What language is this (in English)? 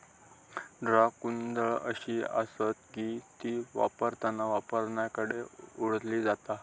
Marathi